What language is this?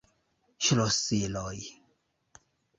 Esperanto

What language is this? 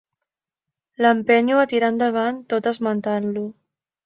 Catalan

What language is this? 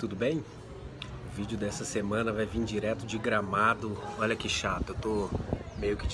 Portuguese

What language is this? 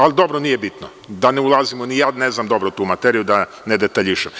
Serbian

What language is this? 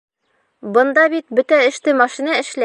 Bashkir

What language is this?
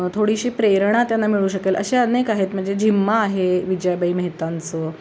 Marathi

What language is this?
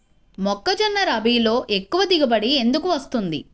Telugu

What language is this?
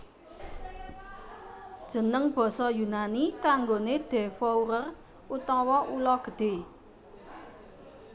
Javanese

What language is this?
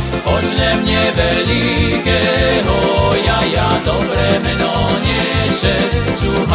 Slovak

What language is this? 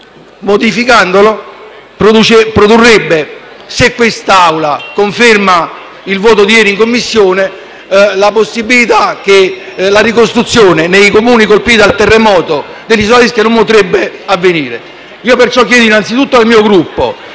Italian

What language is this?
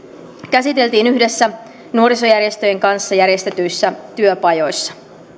Finnish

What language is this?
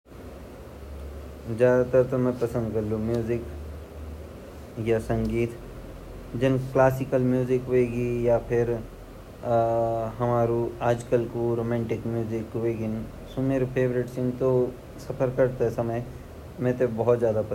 Garhwali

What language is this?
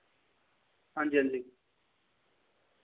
Dogri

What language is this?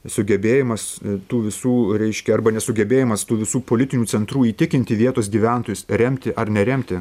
Lithuanian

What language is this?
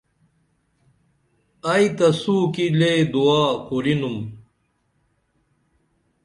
Dameli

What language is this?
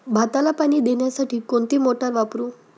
Marathi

